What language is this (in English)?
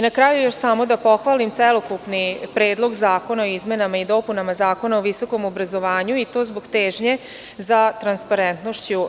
Serbian